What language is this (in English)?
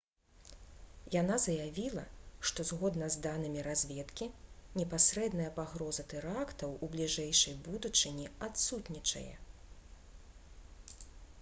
Belarusian